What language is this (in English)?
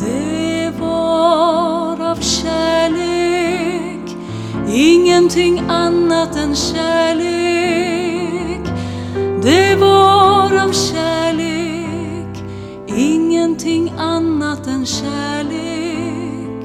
Swedish